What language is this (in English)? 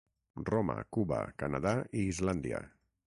Catalan